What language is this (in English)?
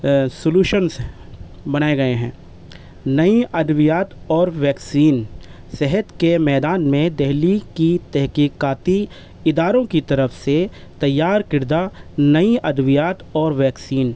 Urdu